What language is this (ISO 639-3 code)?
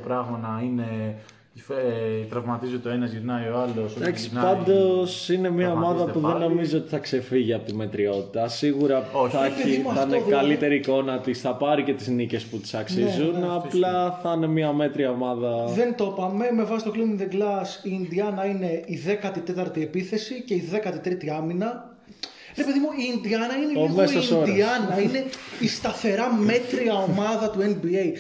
ell